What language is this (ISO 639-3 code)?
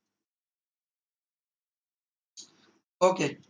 asm